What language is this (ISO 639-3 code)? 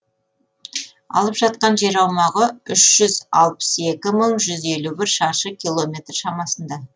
kaz